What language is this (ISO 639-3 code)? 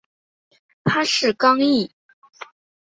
zho